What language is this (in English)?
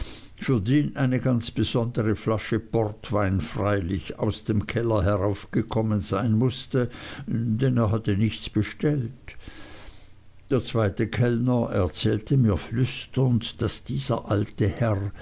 German